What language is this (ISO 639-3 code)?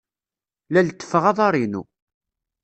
kab